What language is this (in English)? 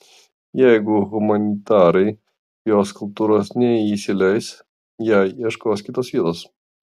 Lithuanian